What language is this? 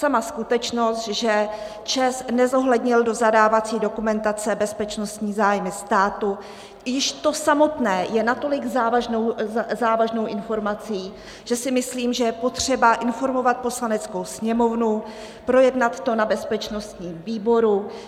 Czech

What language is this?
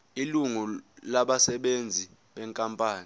Zulu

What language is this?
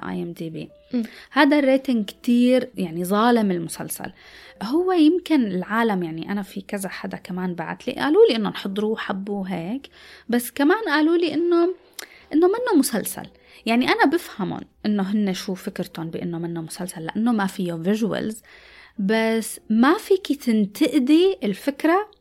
Arabic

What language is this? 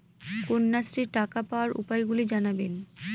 Bangla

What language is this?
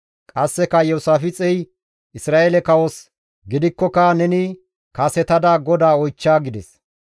Gamo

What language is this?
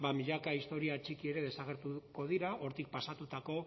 Basque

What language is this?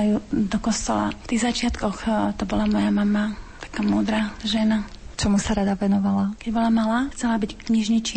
Slovak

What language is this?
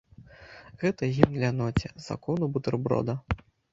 Belarusian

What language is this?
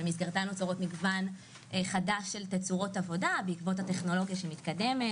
Hebrew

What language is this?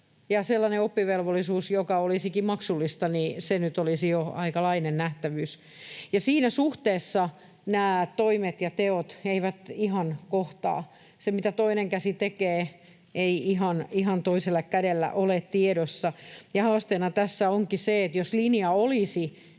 Finnish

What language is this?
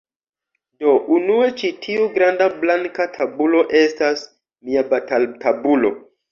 Esperanto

